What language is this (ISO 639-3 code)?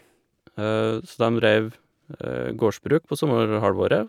nor